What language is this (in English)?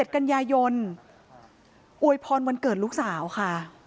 Thai